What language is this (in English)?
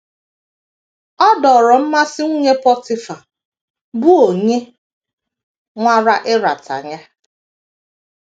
Igbo